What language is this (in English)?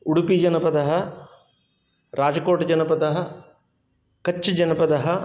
Sanskrit